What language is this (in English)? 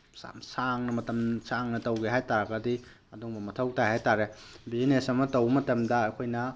Manipuri